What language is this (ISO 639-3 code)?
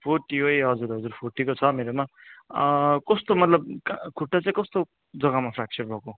nep